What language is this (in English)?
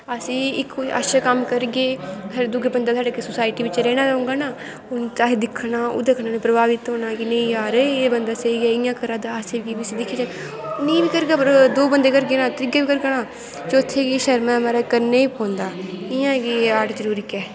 Dogri